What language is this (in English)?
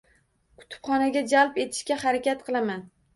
Uzbek